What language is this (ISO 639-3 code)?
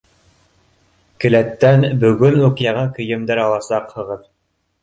bak